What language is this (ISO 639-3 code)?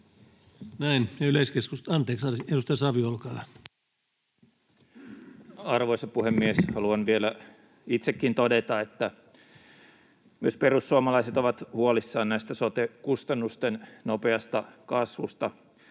fin